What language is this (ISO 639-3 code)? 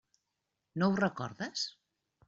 cat